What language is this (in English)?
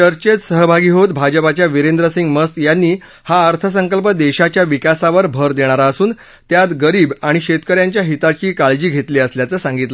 Marathi